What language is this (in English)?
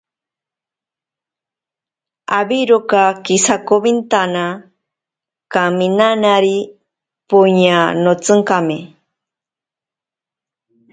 Ashéninka Perené